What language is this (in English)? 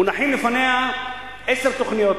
Hebrew